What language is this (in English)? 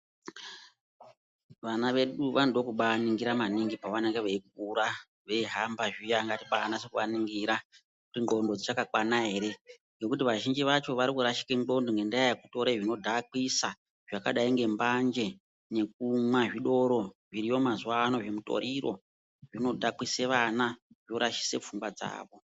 Ndau